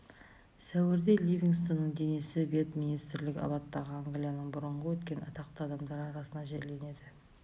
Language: Kazakh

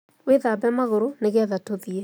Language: Kikuyu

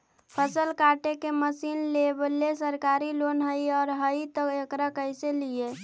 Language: Magahi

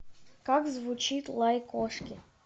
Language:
Russian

